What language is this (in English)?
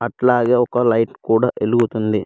Telugu